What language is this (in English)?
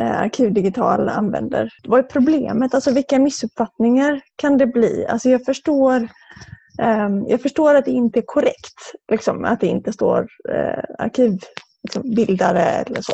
Swedish